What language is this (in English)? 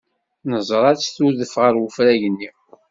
Kabyle